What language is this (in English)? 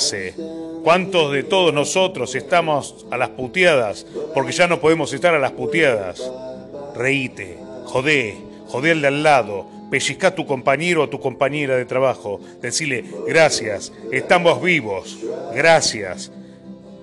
Spanish